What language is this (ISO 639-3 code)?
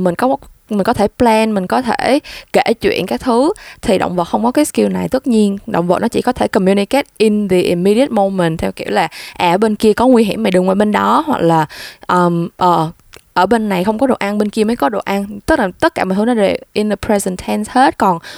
vie